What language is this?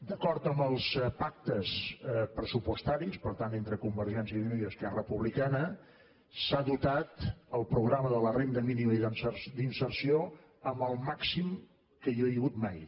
Catalan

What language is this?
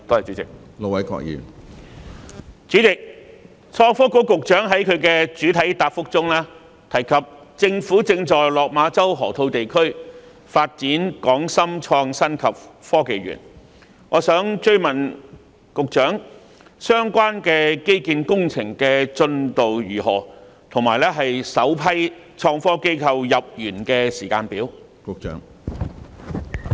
Cantonese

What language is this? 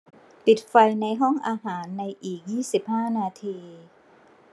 Thai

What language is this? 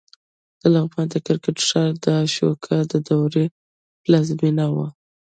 Pashto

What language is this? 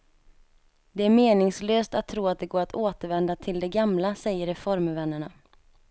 Swedish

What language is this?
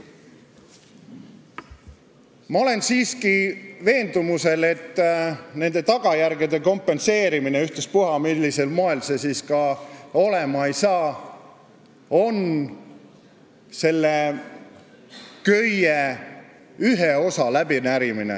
Estonian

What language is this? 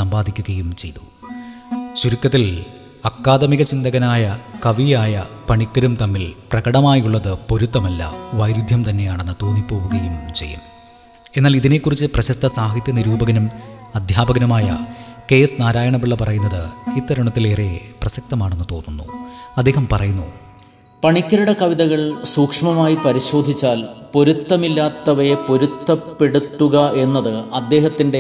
Malayalam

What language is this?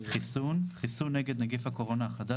Hebrew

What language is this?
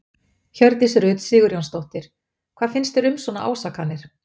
Icelandic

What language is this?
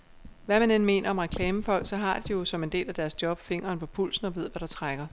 Danish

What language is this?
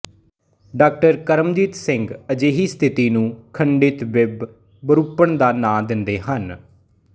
Punjabi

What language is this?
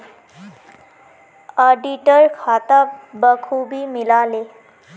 Magahi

